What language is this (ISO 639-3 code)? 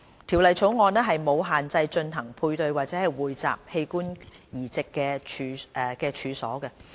yue